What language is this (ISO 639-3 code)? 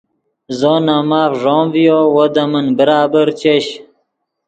ydg